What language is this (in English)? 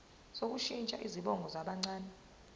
Zulu